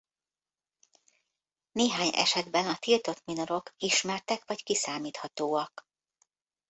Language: Hungarian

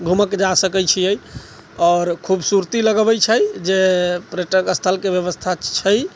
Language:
Maithili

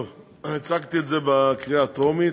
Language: Hebrew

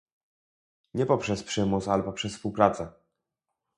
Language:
Polish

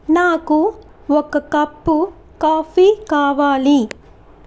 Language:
Telugu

